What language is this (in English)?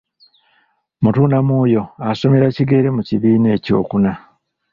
Ganda